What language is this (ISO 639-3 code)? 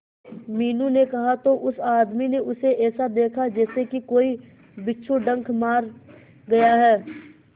hin